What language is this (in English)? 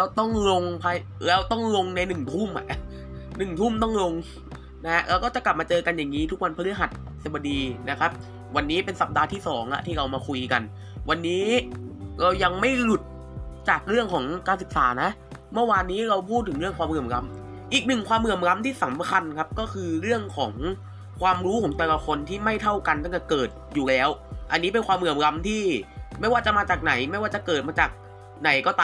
Thai